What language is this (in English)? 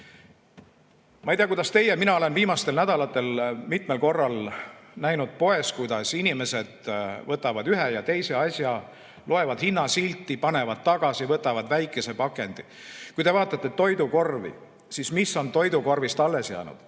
Estonian